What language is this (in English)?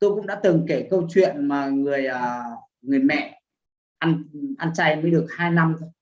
Vietnamese